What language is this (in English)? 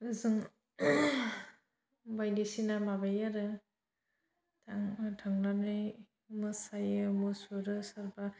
Bodo